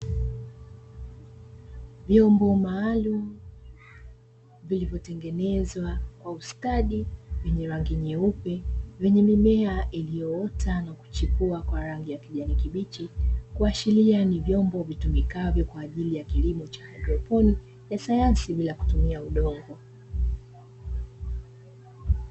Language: Swahili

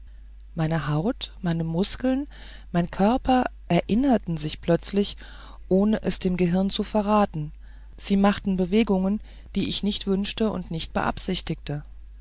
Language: German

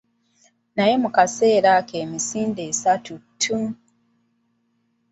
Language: Ganda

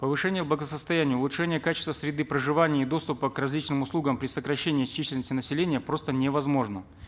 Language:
Kazakh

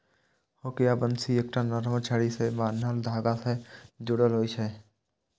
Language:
Maithili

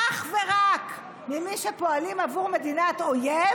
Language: Hebrew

